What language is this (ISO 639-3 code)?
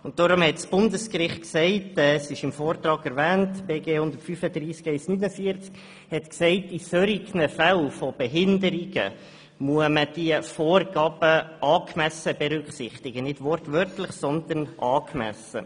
gsw